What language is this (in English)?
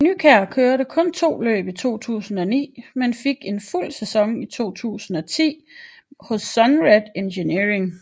Danish